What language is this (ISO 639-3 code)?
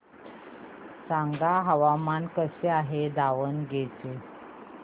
mar